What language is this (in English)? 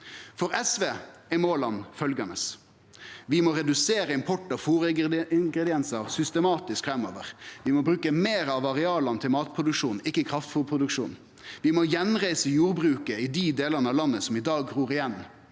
Norwegian